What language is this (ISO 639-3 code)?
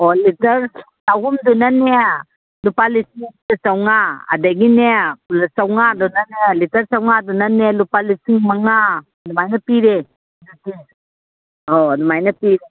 mni